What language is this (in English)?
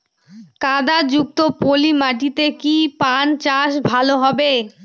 Bangla